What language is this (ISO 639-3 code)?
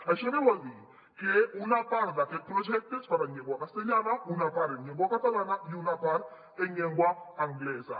cat